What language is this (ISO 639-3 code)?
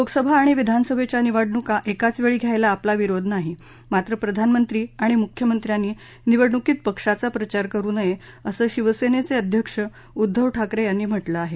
mar